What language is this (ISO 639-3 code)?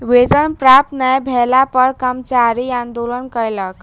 mai